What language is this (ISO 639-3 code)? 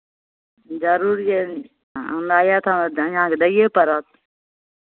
mai